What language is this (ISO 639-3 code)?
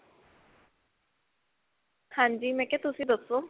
pan